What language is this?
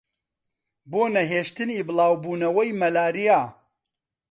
Central Kurdish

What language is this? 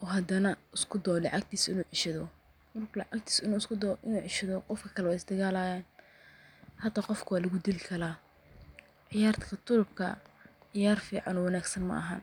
Somali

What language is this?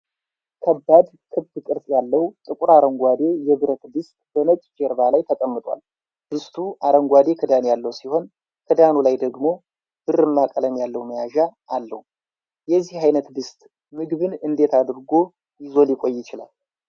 Amharic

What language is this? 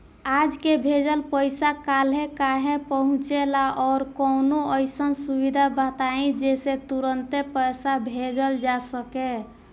Bhojpuri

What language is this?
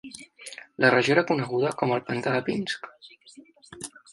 Catalan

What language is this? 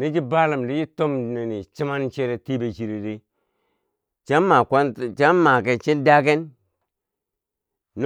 Bangwinji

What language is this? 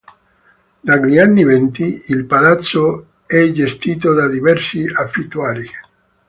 Italian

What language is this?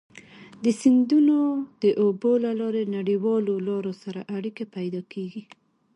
Pashto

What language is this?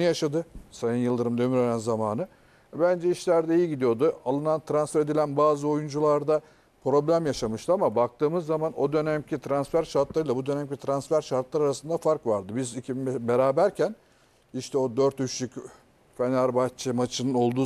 Turkish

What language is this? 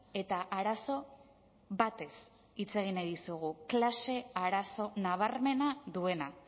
Basque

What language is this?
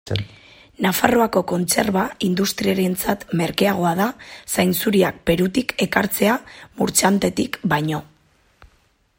Basque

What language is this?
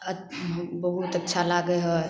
Maithili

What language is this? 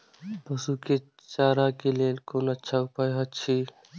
Maithili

